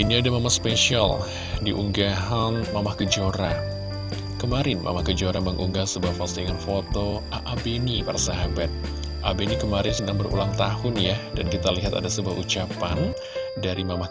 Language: Indonesian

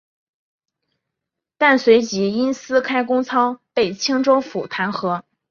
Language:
Chinese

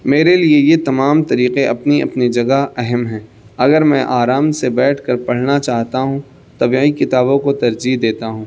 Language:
Urdu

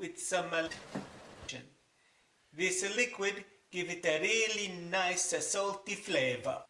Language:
Japanese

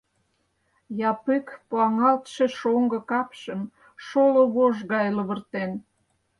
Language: Mari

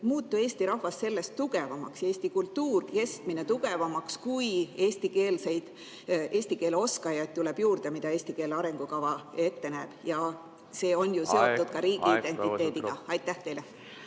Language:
Estonian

